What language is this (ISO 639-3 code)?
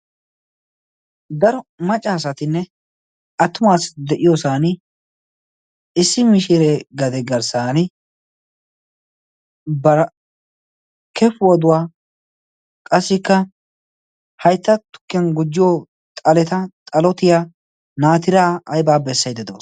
wal